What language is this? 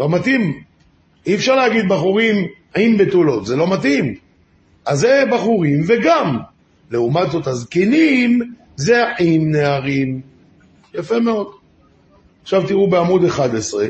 Hebrew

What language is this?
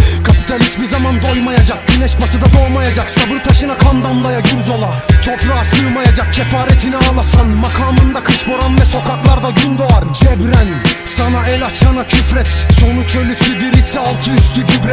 Turkish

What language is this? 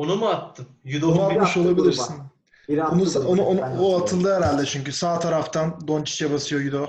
Turkish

